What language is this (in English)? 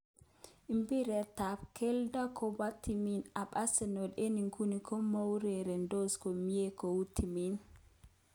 Kalenjin